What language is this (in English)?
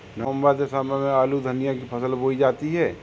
Hindi